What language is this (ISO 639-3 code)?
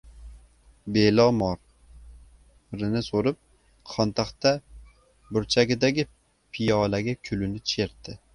uzb